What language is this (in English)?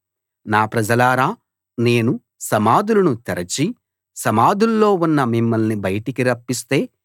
Telugu